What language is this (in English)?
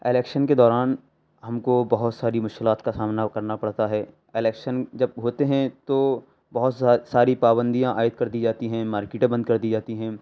Urdu